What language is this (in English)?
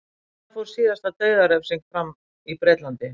Icelandic